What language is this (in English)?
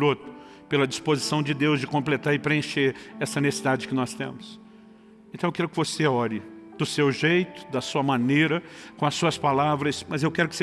Portuguese